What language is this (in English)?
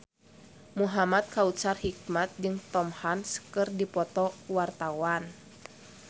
Sundanese